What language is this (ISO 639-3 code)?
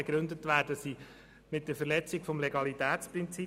gsw